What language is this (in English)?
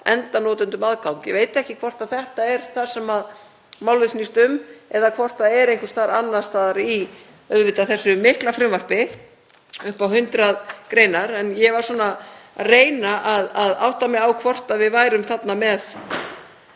Icelandic